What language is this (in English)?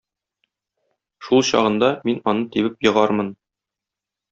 Tatar